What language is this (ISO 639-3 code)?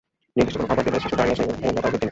ben